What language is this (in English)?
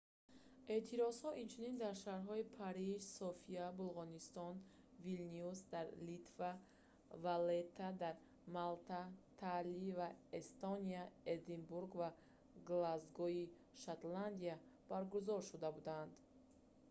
Tajik